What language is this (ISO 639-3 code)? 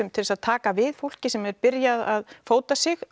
isl